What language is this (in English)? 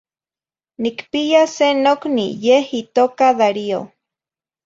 Zacatlán-Ahuacatlán-Tepetzintla Nahuatl